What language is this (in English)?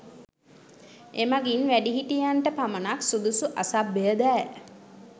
Sinhala